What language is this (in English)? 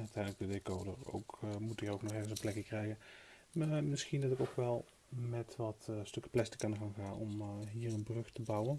Dutch